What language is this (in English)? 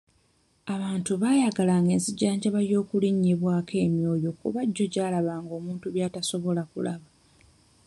Ganda